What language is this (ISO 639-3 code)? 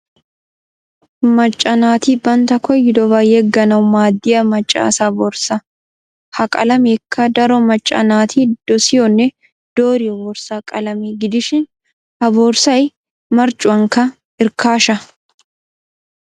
wal